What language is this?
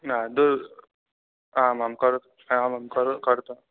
Sanskrit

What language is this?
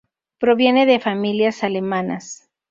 Spanish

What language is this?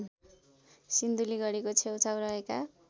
Nepali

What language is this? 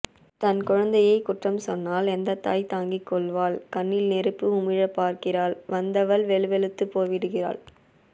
Tamil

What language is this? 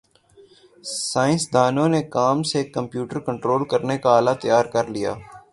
Urdu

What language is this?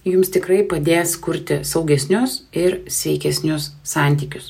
Lithuanian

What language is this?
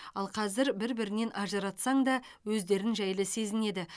Kazakh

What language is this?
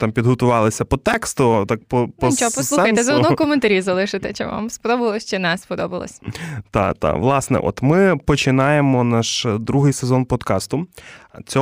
Ukrainian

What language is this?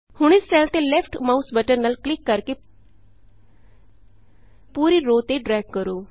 Punjabi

